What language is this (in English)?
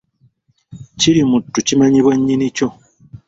Ganda